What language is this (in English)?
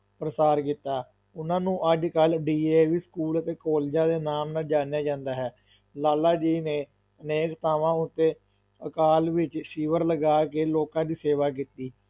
Punjabi